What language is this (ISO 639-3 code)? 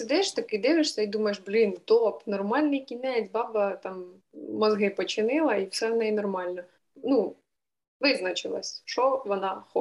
ukr